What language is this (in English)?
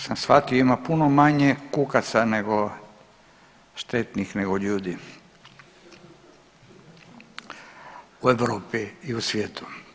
Croatian